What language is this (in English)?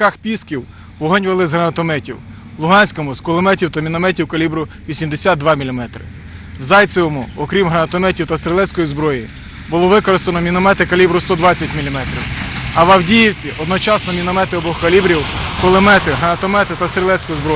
Ukrainian